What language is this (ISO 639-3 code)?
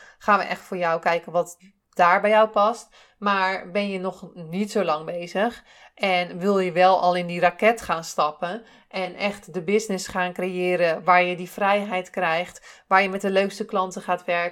nld